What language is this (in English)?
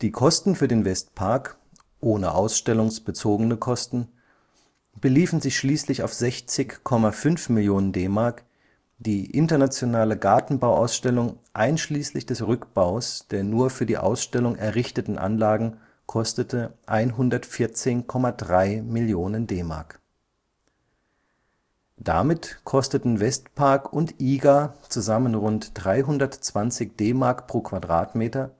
German